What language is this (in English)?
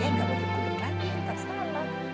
Indonesian